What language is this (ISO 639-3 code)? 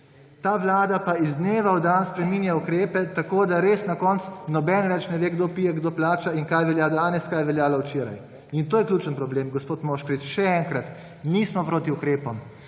slv